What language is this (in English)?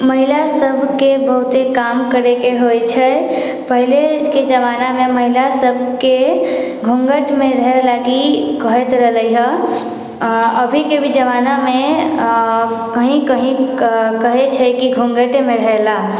Maithili